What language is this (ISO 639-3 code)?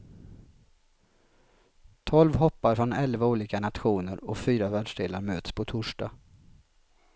swe